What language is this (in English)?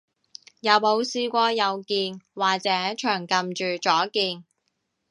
Cantonese